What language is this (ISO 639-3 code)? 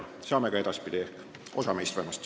est